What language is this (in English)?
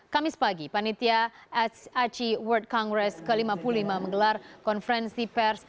Indonesian